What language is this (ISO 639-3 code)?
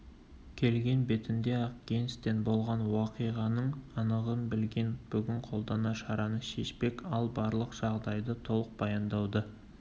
kaz